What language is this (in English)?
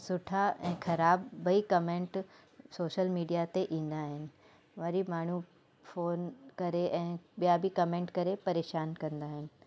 Sindhi